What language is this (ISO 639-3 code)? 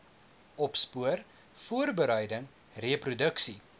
afr